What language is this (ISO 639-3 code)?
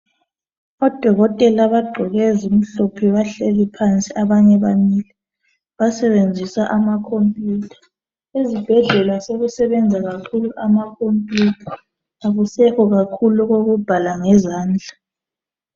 nde